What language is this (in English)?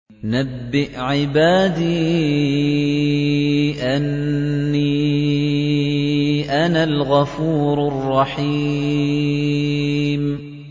Arabic